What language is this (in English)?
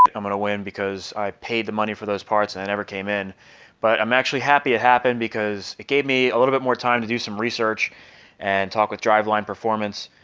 English